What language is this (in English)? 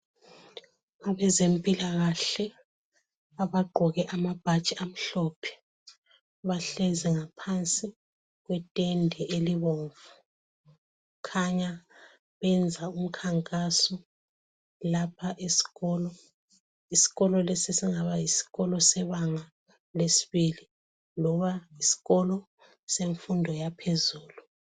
North Ndebele